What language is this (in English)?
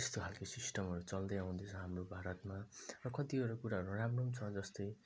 Nepali